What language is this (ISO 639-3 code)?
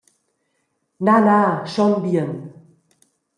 roh